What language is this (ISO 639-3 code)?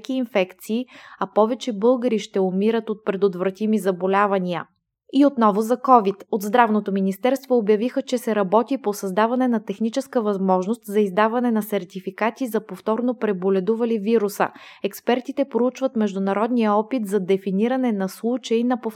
bul